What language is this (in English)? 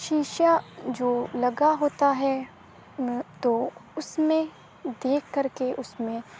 Urdu